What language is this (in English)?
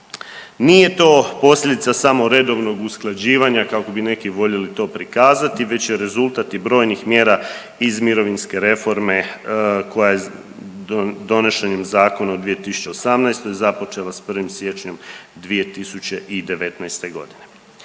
Croatian